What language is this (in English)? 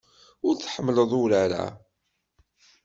Kabyle